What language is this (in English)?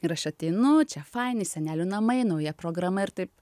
Lithuanian